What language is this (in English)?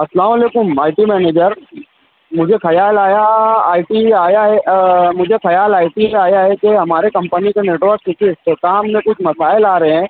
Urdu